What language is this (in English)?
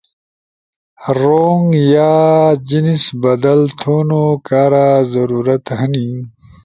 Ushojo